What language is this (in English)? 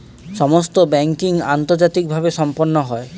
Bangla